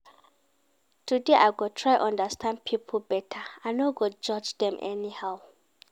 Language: Nigerian Pidgin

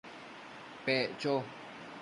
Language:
Matsés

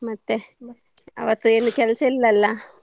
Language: Kannada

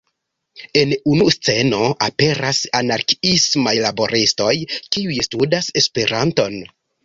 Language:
Esperanto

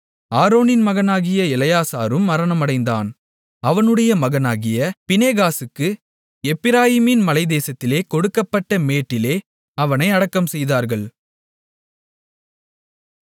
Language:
Tamil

